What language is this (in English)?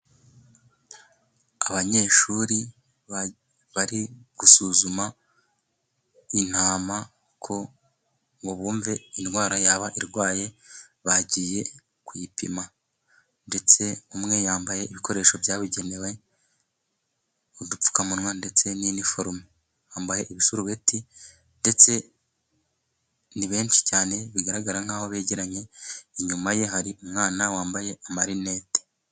Kinyarwanda